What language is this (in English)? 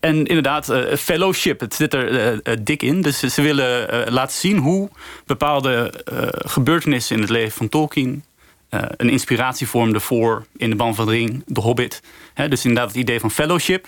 Dutch